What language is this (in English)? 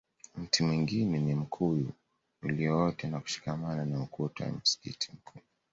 Swahili